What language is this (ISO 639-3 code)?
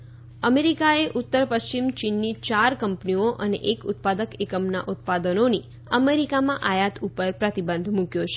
guj